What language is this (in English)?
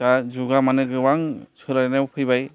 Bodo